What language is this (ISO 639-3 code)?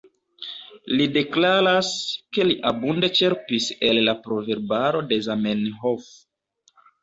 epo